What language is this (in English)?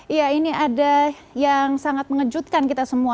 Indonesian